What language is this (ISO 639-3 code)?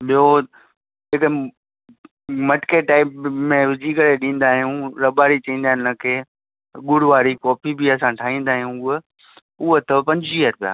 snd